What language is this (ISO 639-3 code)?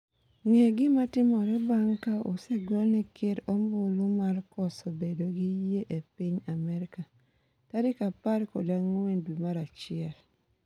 luo